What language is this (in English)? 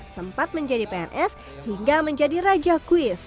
Indonesian